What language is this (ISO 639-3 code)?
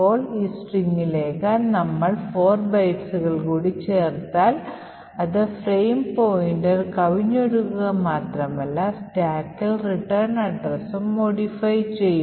mal